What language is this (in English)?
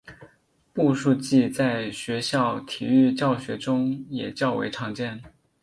Chinese